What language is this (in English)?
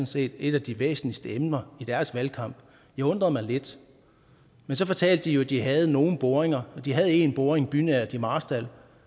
Danish